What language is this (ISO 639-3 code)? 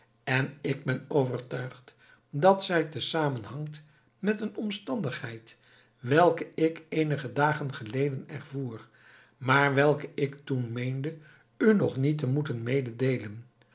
nld